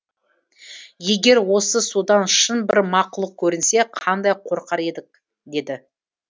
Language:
Kazakh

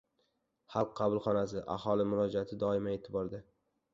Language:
Uzbek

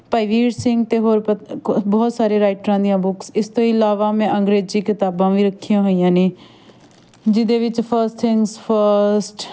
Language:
Punjabi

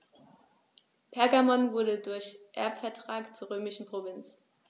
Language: German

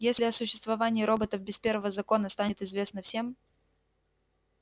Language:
Russian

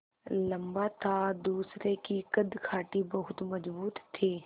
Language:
Hindi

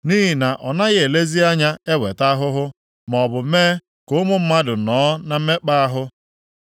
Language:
Igbo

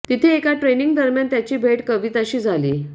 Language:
Marathi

